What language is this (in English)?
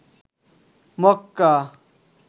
Bangla